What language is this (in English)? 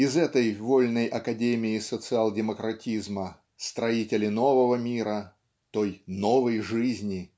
Russian